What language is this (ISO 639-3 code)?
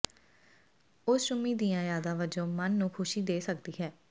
pan